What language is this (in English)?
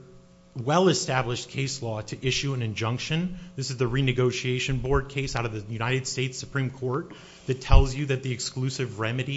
English